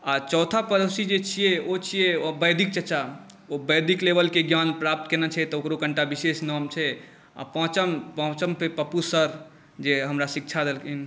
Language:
Maithili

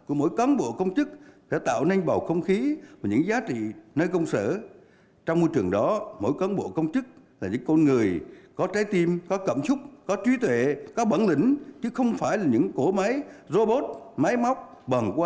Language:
Vietnamese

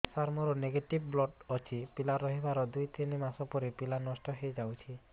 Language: Odia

